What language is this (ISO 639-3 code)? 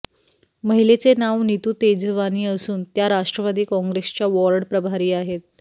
mar